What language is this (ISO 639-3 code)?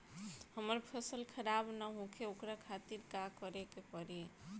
bho